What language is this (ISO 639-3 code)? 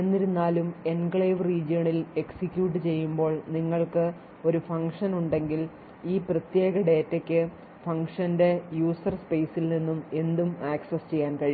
mal